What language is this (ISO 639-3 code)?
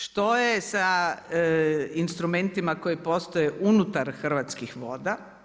hrv